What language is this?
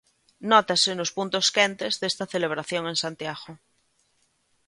Galician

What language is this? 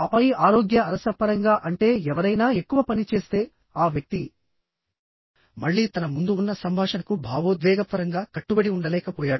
Telugu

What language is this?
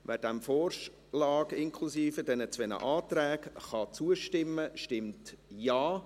Swiss German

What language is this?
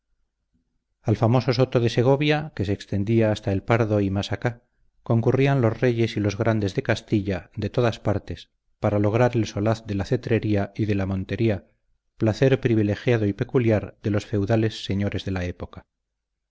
Spanish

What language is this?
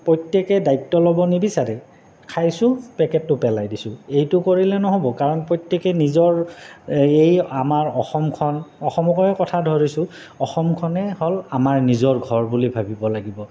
Assamese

